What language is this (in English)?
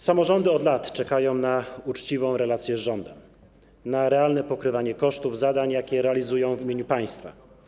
Polish